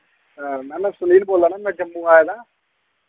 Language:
Dogri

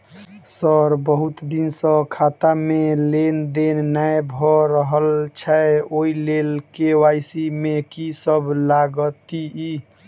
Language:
Maithili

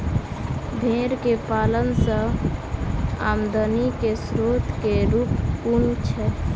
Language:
Maithili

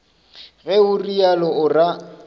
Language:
Northern Sotho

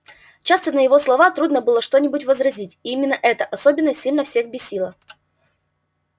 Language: Russian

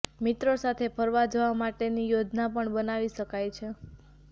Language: Gujarati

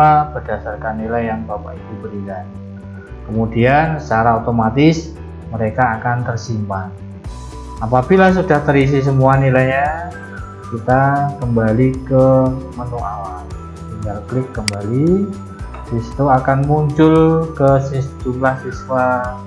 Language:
Indonesian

